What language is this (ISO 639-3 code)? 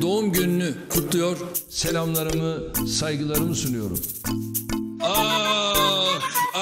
tur